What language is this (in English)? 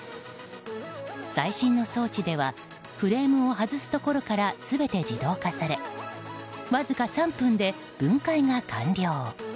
Japanese